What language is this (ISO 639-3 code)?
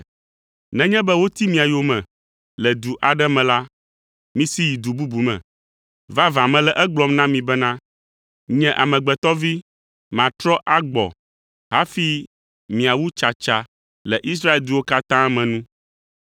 ewe